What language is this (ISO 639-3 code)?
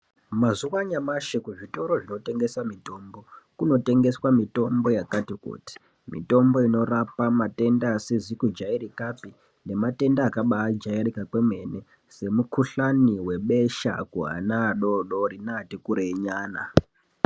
ndc